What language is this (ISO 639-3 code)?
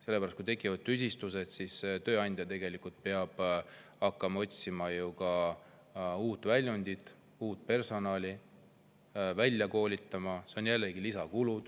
est